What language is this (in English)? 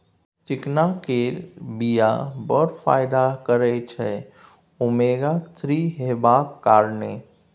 Maithili